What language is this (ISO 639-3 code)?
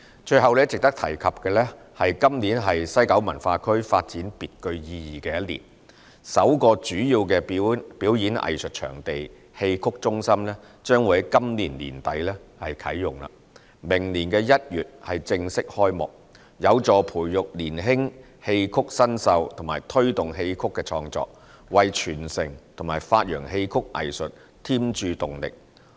yue